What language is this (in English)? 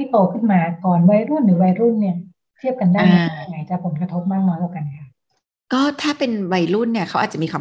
Thai